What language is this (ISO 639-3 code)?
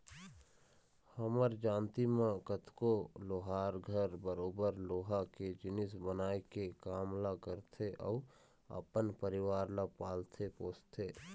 hne